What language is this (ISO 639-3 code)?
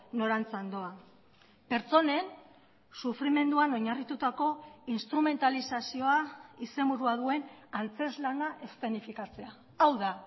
eus